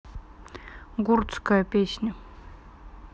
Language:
Russian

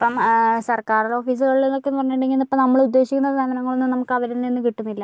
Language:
Malayalam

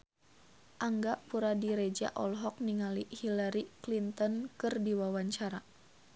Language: Sundanese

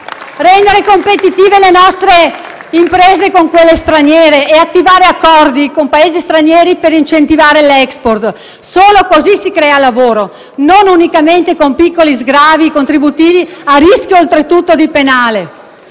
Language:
Italian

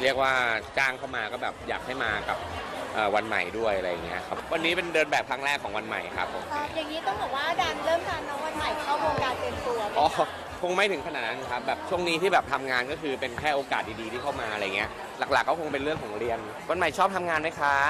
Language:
Thai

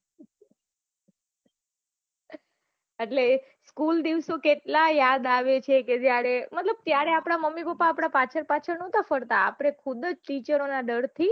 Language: Gujarati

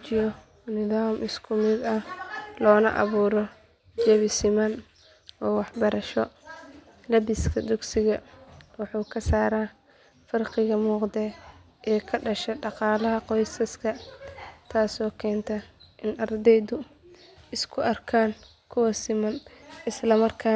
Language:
Somali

